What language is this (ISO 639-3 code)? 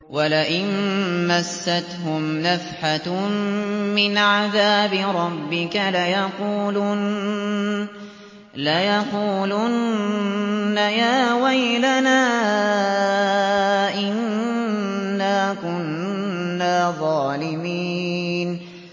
ara